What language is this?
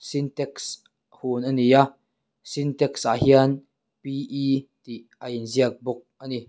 Mizo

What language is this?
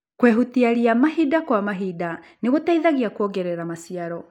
Kikuyu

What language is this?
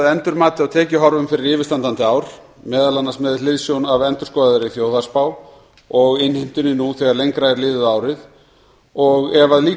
Icelandic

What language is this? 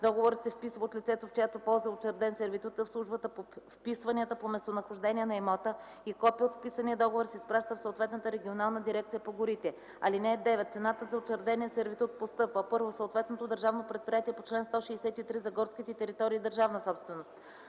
Bulgarian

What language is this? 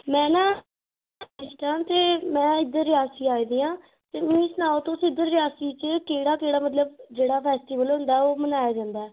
Dogri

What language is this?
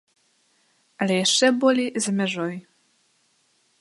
Belarusian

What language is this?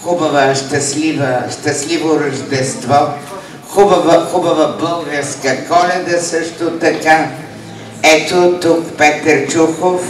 Bulgarian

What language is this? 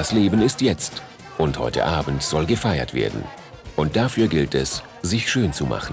German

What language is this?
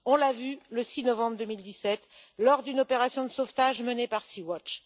French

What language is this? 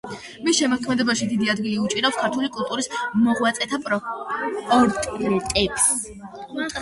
Georgian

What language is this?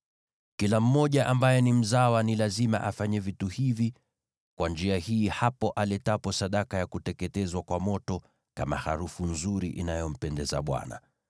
Swahili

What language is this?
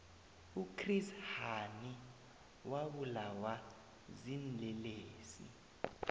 South Ndebele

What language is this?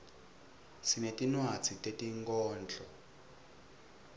Swati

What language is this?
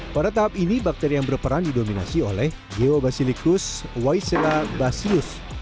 Indonesian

